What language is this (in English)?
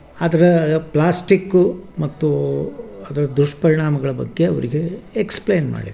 Kannada